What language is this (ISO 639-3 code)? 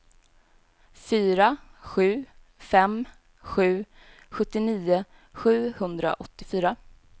swe